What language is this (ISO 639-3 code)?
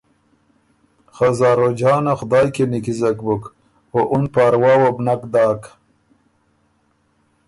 oru